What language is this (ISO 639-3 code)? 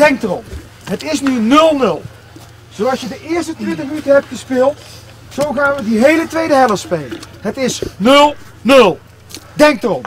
nld